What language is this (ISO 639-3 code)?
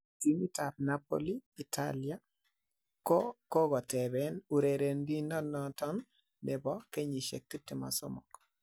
kln